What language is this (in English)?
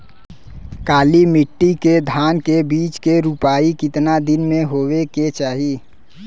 Bhojpuri